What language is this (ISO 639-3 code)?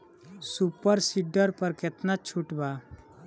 bho